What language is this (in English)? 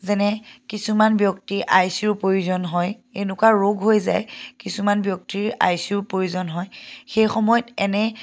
Assamese